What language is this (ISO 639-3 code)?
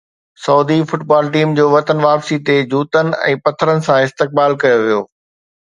snd